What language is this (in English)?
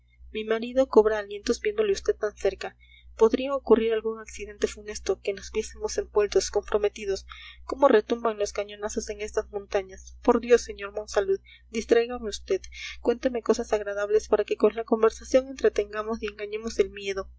Spanish